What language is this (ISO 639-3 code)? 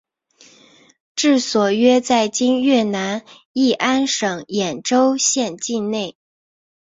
zho